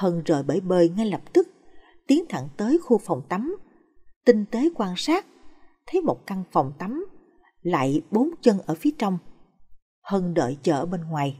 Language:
Vietnamese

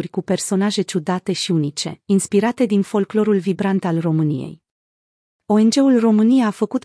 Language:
Romanian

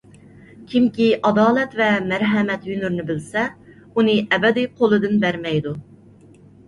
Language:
Uyghur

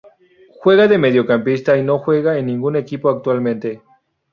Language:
Spanish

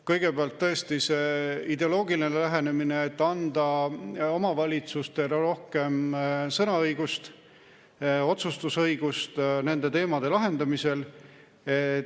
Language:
Estonian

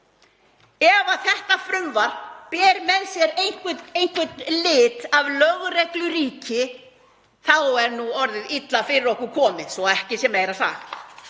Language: Icelandic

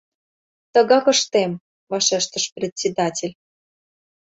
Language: Mari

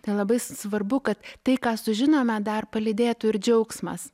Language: Lithuanian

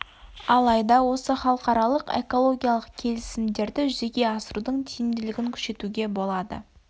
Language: Kazakh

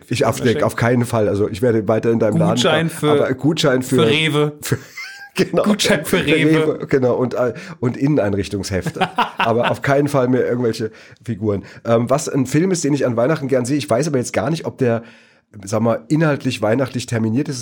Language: German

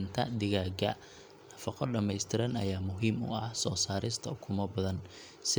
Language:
Somali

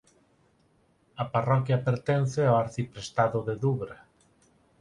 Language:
Galician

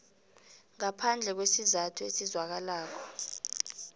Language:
South Ndebele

